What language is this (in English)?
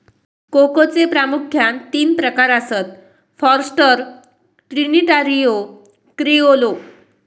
Marathi